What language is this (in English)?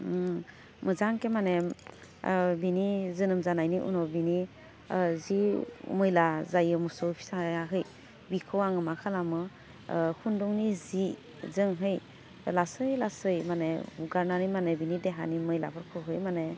Bodo